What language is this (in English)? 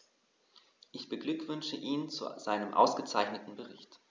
German